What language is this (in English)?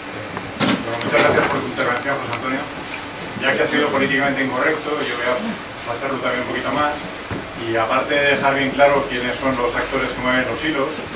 Spanish